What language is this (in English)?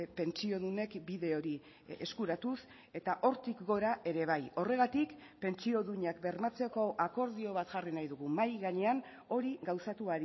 Basque